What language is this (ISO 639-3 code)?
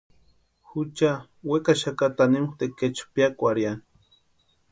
pua